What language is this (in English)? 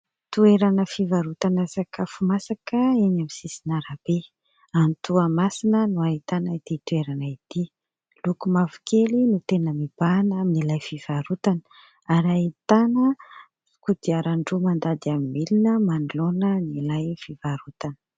Malagasy